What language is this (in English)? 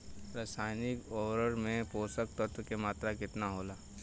Bhojpuri